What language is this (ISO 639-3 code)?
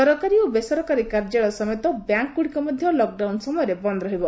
ori